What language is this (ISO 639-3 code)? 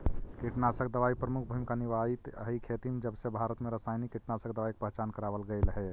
mag